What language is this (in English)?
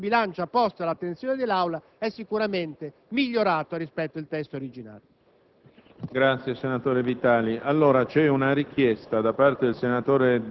Italian